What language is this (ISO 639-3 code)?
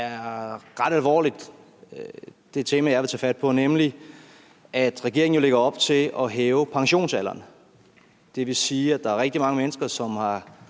dan